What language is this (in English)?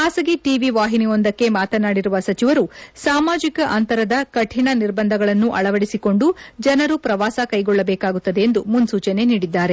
Kannada